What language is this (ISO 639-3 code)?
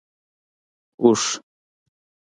pus